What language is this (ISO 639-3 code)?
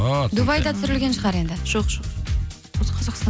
kaz